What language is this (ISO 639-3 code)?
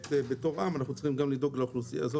heb